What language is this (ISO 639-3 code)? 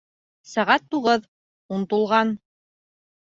bak